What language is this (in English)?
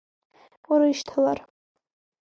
Abkhazian